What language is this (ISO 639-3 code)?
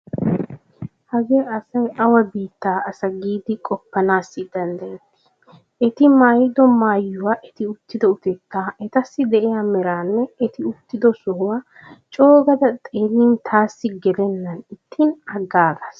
wal